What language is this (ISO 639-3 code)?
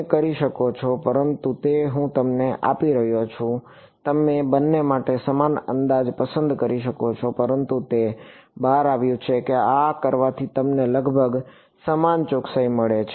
guj